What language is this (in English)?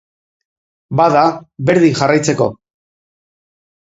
Basque